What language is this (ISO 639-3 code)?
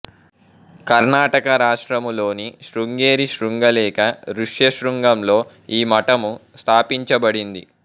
tel